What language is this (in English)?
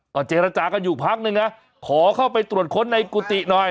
Thai